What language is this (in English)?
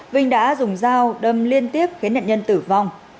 Vietnamese